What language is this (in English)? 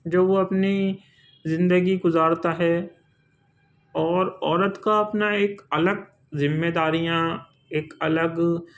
Urdu